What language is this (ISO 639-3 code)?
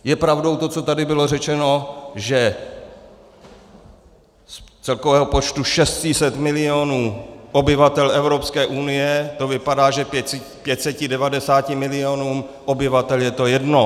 ces